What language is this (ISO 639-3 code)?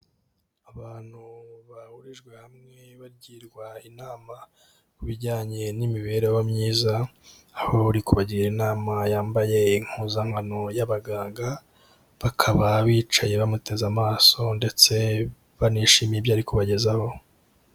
kin